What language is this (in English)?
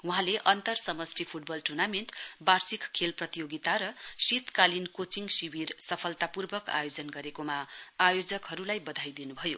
Nepali